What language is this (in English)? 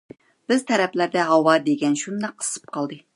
Uyghur